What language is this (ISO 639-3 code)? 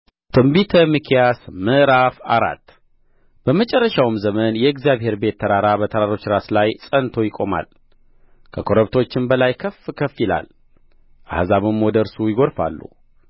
amh